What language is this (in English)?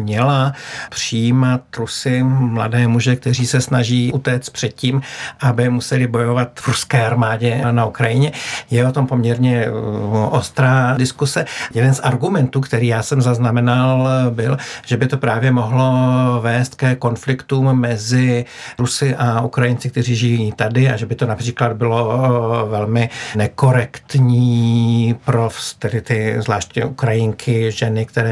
Czech